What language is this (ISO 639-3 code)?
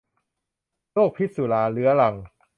tha